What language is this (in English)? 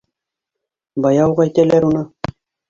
Bashkir